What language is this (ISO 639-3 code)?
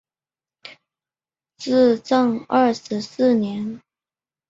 zho